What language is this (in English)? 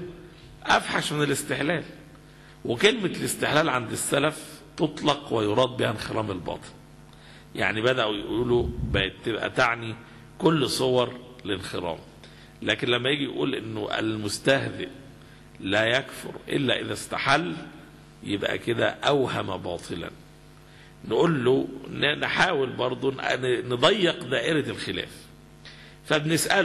Arabic